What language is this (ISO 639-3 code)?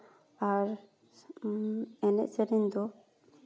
sat